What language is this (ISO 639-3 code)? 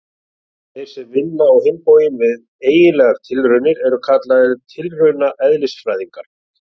isl